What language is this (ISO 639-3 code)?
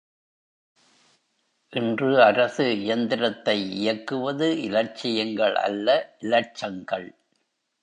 tam